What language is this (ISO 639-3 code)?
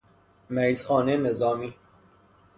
fas